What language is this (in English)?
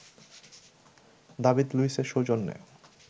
Bangla